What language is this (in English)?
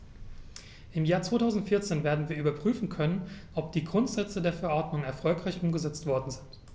German